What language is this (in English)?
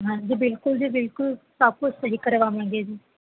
Punjabi